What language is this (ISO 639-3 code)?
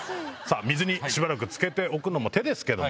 jpn